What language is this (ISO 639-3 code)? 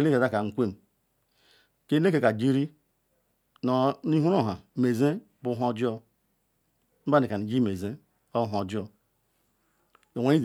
ikw